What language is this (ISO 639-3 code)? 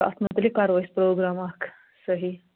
kas